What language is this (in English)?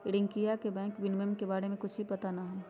Magahi